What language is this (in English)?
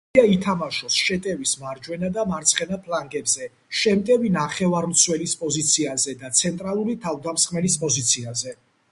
Georgian